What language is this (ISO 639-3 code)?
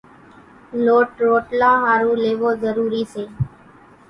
gjk